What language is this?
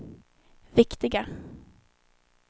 Swedish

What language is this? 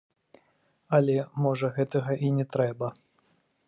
Belarusian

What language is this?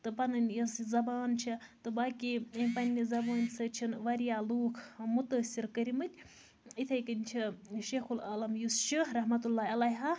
Kashmiri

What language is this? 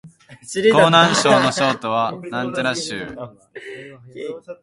Japanese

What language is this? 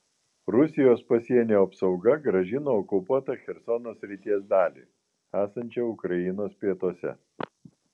Lithuanian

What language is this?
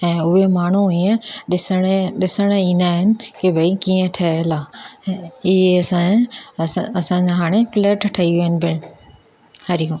Sindhi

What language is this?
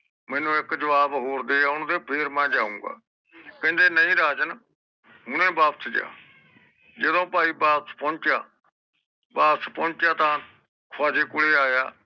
Punjabi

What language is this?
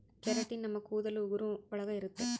Kannada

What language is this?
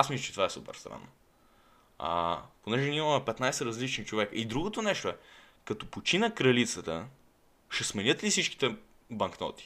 Bulgarian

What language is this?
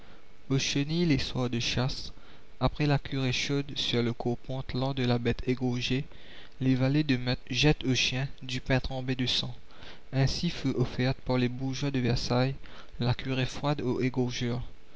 French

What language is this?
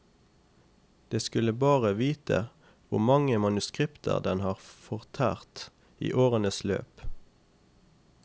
Norwegian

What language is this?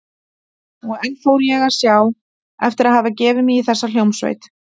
Icelandic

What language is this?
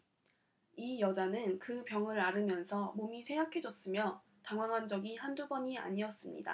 Korean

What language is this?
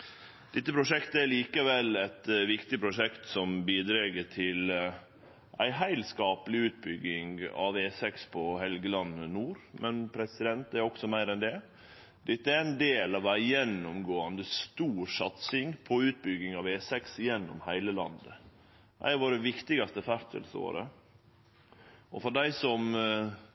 Norwegian Nynorsk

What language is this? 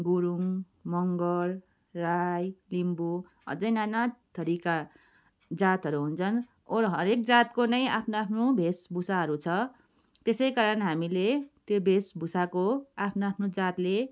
Nepali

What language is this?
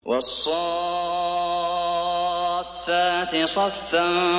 Arabic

